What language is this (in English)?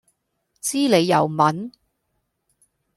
Cantonese